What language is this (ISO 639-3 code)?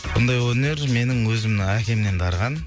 kaz